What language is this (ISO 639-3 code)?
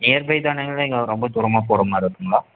tam